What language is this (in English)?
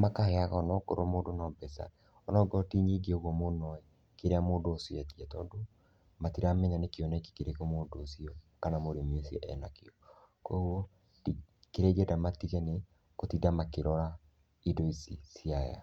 Kikuyu